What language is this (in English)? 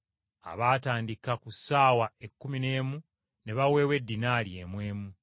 Ganda